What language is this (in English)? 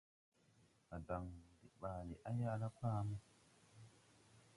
Tupuri